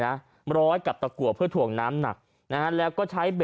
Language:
Thai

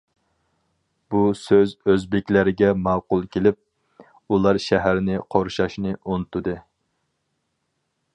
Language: Uyghur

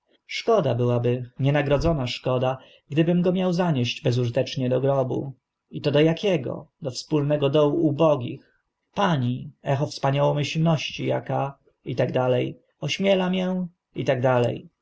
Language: Polish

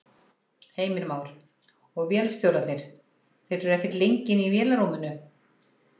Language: Icelandic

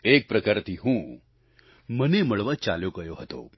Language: Gujarati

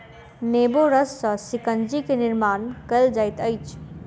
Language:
Maithili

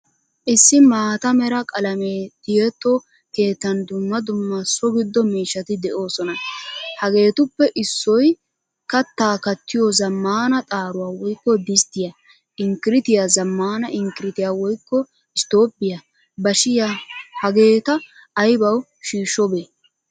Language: Wolaytta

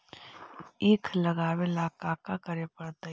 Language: Magahi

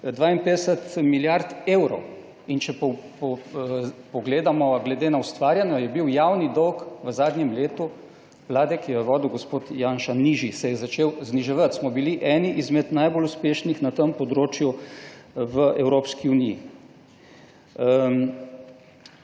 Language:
Slovenian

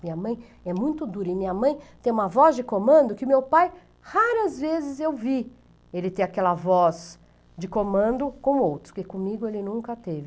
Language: Portuguese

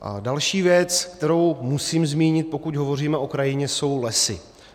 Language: Czech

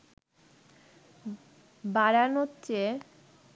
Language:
Bangla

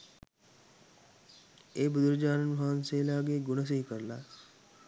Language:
Sinhala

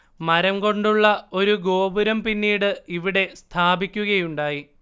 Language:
Malayalam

